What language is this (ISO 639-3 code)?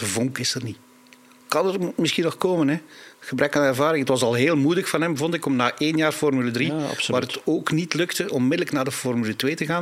nld